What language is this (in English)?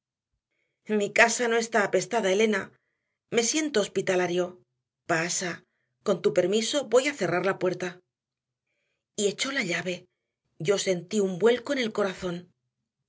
Spanish